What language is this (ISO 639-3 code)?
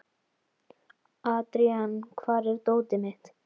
isl